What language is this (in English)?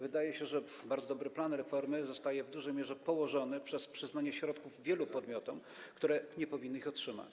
Polish